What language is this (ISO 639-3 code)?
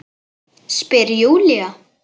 isl